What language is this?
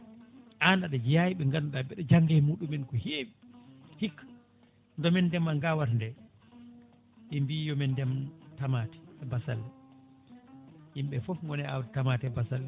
Fula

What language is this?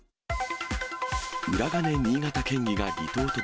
Japanese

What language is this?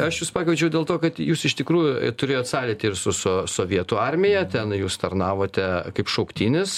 Lithuanian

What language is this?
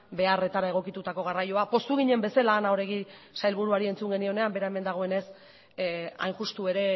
Basque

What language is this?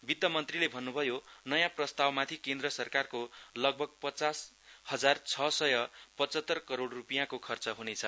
Nepali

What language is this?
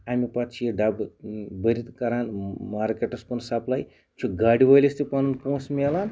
Kashmiri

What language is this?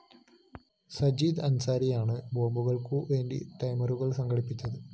Malayalam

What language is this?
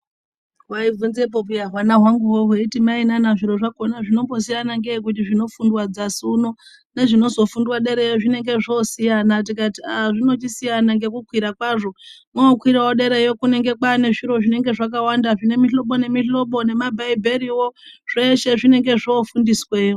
Ndau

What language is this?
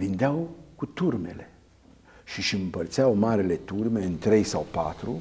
Romanian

